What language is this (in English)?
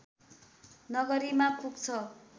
Nepali